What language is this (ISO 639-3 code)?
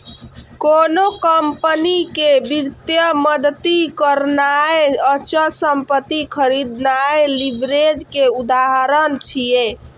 mai